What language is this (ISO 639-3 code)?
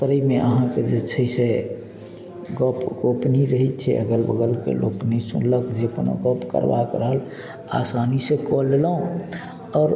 mai